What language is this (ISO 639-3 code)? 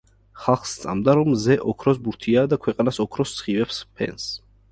kat